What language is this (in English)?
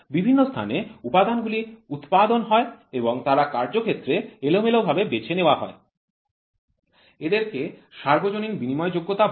Bangla